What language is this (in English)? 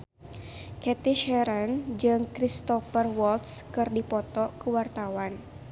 Sundanese